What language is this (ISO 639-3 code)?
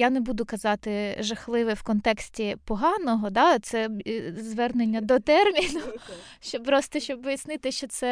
ukr